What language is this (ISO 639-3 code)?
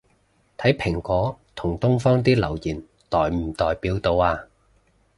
yue